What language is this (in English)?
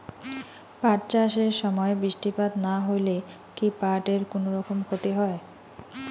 Bangla